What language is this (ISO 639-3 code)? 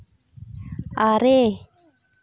sat